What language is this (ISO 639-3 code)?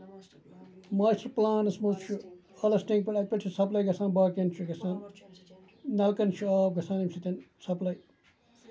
kas